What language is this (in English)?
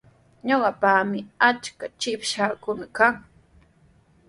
Sihuas Ancash Quechua